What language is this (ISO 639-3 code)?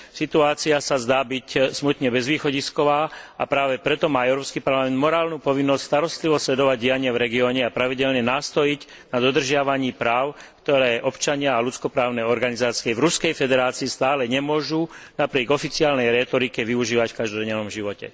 slk